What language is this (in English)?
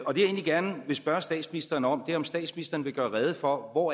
Danish